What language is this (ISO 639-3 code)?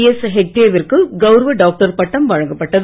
tam